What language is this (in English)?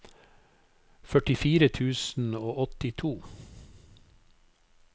Norwegian